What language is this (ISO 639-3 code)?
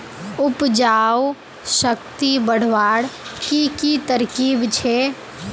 mag